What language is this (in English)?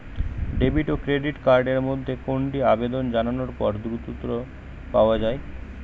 Bangla